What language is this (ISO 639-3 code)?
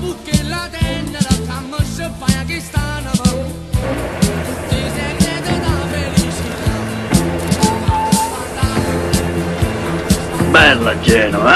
ita